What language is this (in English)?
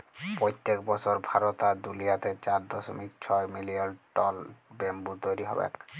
Bangla